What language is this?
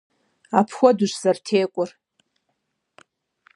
Kabardian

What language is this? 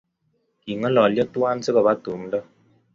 Kalenjin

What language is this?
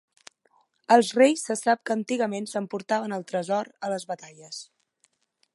Catalan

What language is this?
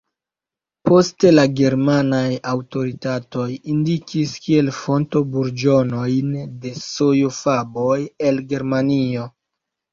Esperanto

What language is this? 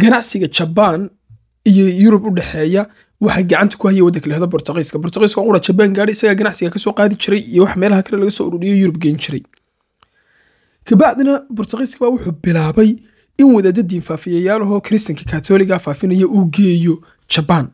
Arabic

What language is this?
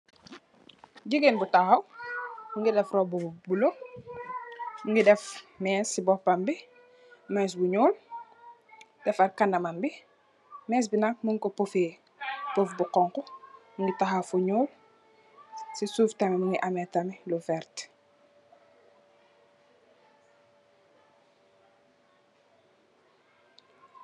Wolof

